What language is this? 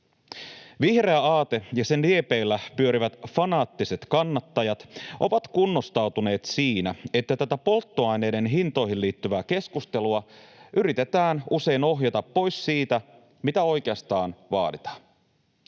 Finnish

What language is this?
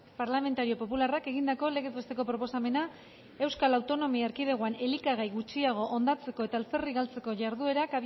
Basque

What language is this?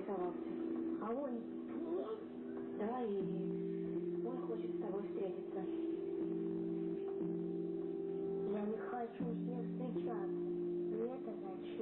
Russian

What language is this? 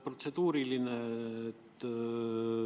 Estonian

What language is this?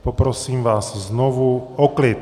Czech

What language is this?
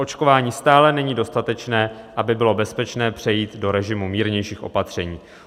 Czech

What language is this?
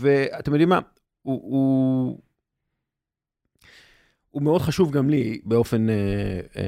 Hebrew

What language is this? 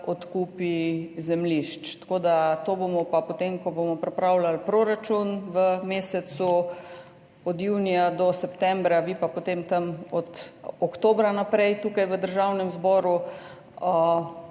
Slovenian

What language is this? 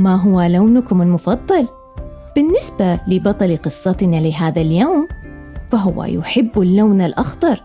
Arabic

